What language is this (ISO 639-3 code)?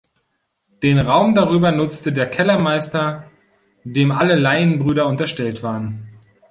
deu